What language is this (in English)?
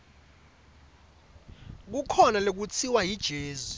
Swati